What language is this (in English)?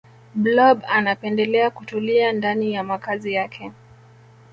Swahili